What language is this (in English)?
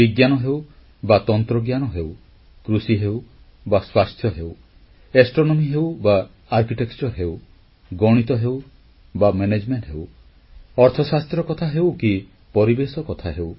Odia